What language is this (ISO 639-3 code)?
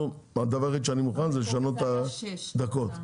heb